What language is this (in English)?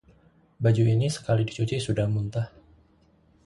Indonesian